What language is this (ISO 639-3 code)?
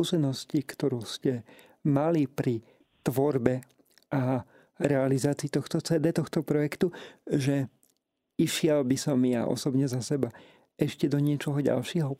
slk